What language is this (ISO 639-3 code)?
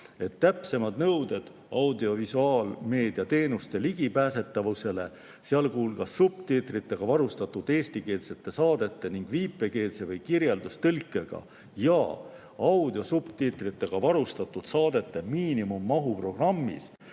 est